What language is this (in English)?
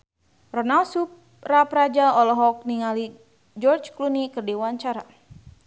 Sundanese